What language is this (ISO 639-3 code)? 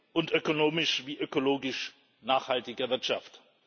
deu